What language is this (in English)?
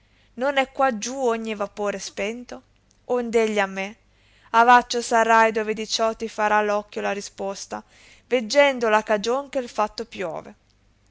Italian